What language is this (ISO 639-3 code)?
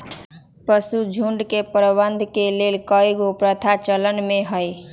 mag